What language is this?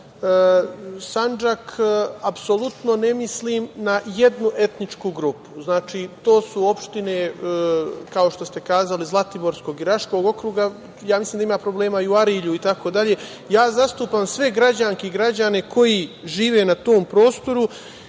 Serbian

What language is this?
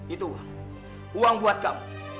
Indonesian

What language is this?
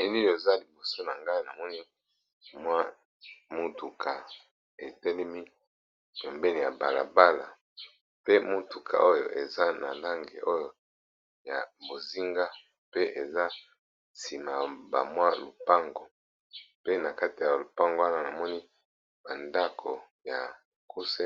Lingala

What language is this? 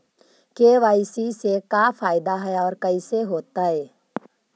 Magahi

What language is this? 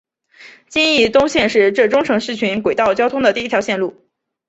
Chinese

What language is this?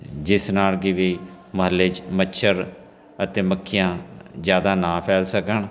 Punjabi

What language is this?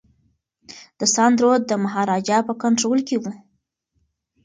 Pashto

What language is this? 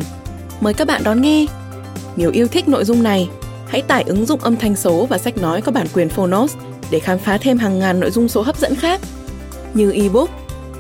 Vietnamese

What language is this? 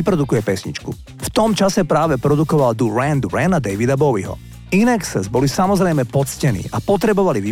Slovak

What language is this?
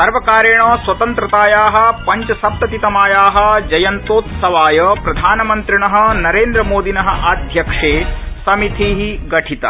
Sanskrit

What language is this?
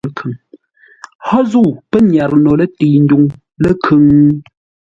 Ngombale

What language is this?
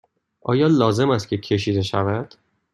Persian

